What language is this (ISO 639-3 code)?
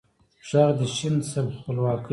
pus